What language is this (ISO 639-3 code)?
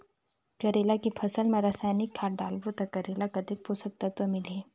hne